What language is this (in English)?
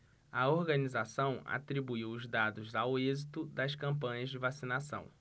Portuguese